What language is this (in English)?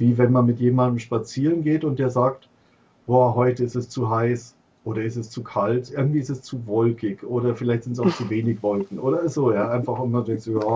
German